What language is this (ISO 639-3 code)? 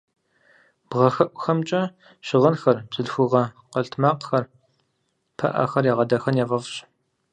kbd